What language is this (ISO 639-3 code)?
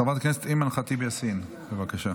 heb